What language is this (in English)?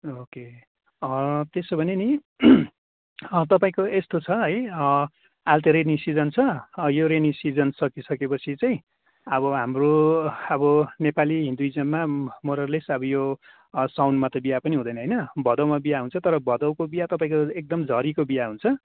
Nepali